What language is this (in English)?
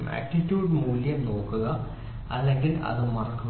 Malayalam